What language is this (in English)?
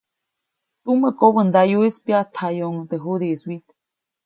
Copainalá Zoque